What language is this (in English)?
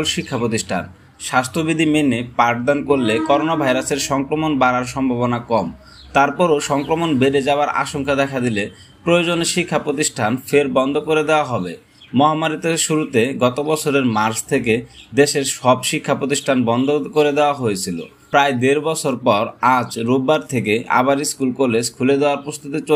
Indonesian